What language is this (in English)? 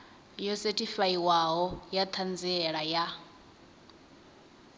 Venda